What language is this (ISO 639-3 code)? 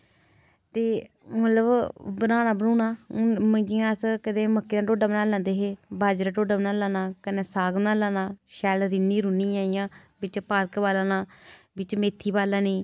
doi